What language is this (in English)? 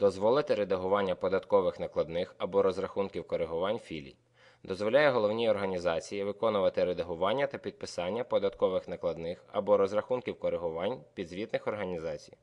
Ukrainian